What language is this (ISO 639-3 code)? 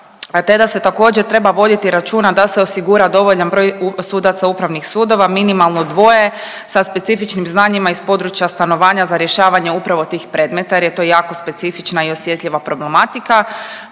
hrv